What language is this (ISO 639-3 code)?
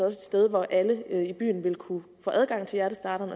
dan